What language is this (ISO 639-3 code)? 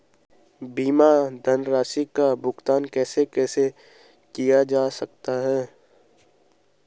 hin